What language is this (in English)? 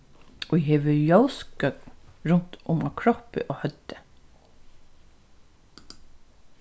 Faroese